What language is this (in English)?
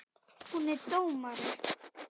Icelandic